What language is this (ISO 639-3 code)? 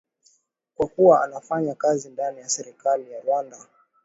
swa